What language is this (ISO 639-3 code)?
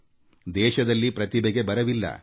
kan